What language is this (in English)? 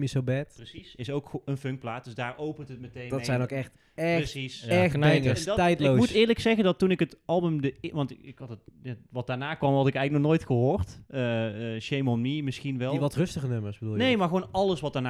Dutch